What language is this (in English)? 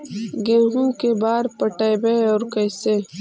Magahi